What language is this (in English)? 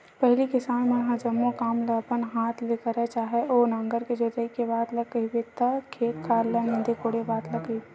Chhattisgarhi